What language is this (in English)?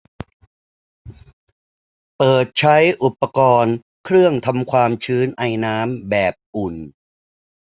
Thai